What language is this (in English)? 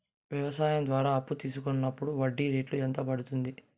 Telugu